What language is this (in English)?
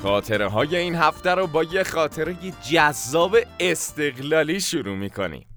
Persian